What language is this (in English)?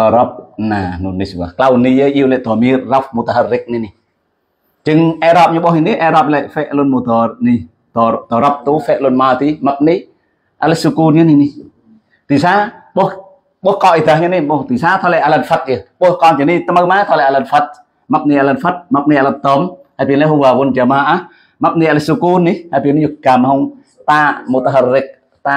Indonesian